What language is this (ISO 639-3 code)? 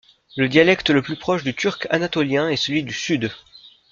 fra